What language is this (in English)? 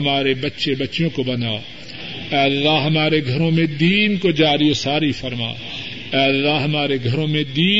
Urdu